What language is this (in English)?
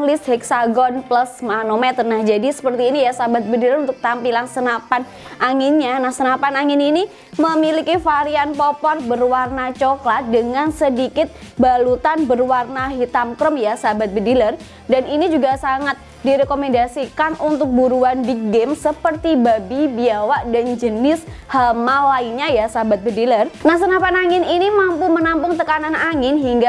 Indonesian